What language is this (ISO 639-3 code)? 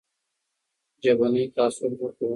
pus